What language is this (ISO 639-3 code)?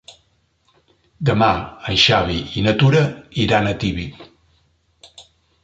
cat